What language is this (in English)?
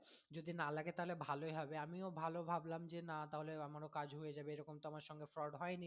Bangla